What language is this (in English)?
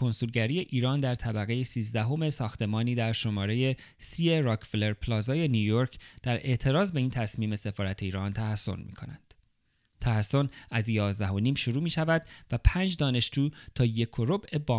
Persian